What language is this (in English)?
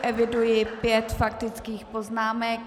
Czech